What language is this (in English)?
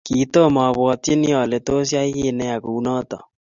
Kalenjin